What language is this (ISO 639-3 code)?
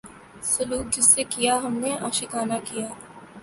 urd